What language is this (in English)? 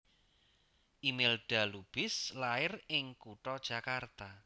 Javanese